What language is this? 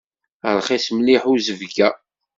Kabyle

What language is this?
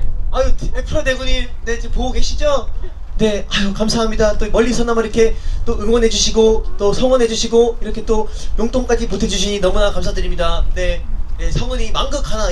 Korean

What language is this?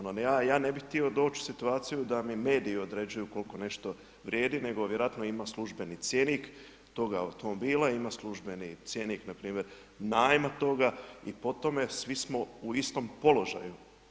Croatian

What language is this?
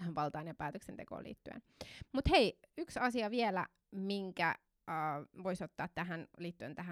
Finnish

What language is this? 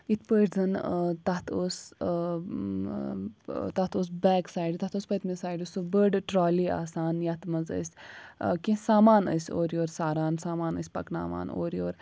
Kashmiri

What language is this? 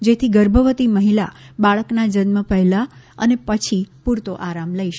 Gujarati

